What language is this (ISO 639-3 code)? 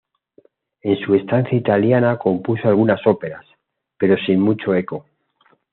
spa